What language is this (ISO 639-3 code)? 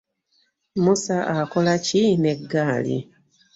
lug